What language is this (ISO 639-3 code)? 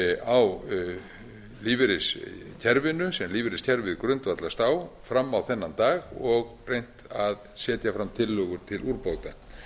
isl